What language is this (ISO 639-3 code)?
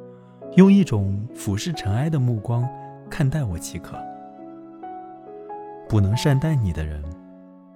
zho